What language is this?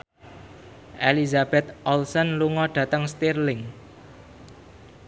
Javanese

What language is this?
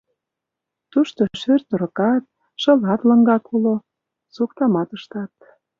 Mari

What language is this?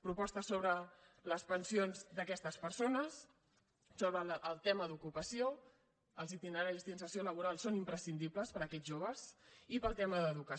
Catalan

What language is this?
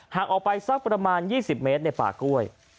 Thai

